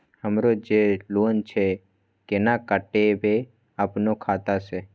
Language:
Maithili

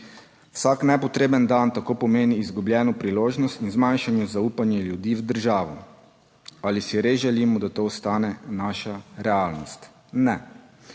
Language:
Slovenian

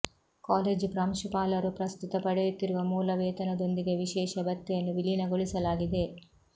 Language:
Kannada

